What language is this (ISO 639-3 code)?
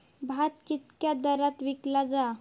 mar